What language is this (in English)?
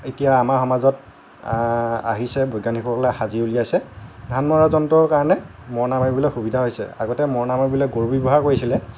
Assamese